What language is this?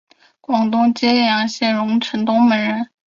Chinese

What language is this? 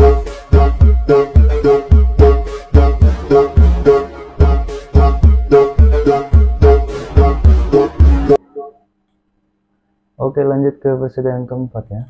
Indonesian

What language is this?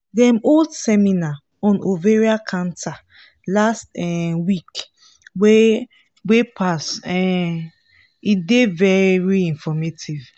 Nigerian Pidgin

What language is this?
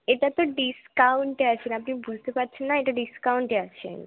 Bangla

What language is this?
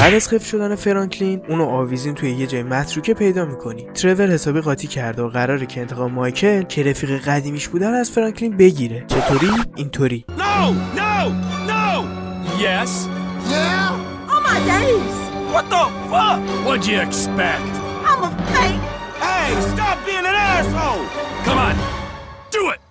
Persian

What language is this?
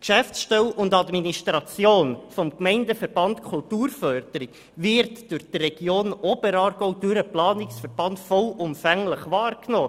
Swiss German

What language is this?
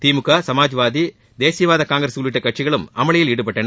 Tamil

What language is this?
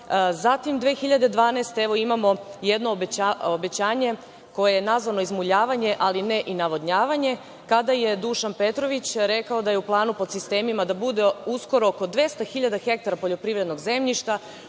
Serbian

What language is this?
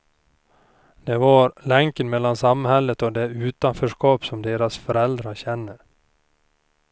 Swedish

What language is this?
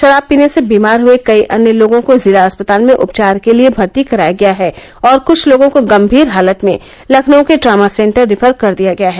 Hindi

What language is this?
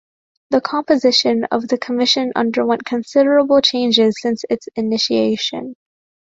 English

